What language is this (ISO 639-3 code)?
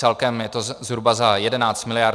ces